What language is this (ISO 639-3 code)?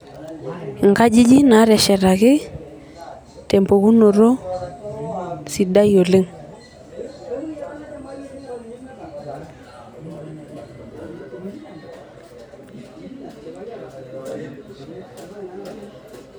mas